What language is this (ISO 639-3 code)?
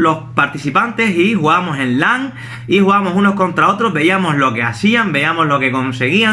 spa